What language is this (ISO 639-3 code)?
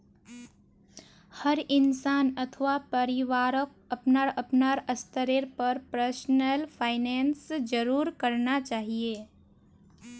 mag